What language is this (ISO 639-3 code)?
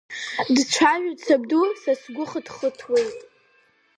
abk